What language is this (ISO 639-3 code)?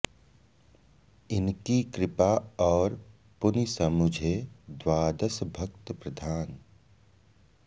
san